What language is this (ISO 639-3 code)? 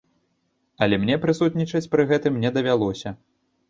bel